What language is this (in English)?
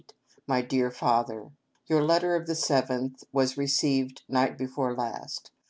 English